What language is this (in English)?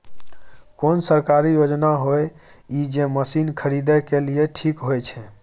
Maithili